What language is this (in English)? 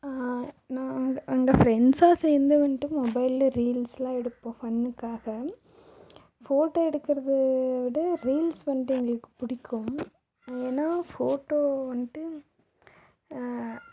Tamil